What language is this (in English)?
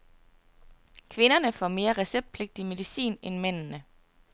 Danish